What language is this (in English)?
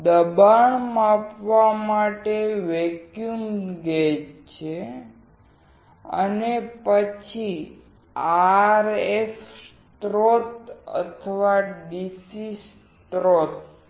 Gujarati